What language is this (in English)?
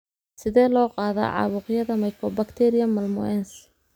Somali